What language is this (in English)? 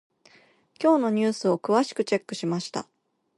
Japanese